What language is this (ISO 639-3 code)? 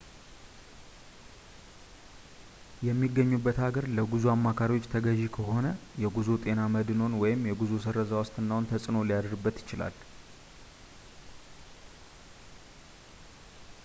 amh